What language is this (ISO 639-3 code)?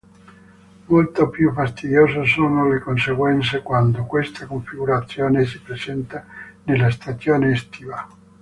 ita